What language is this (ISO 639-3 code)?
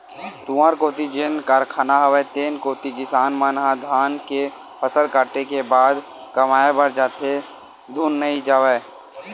hne